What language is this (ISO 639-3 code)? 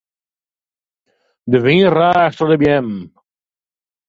fry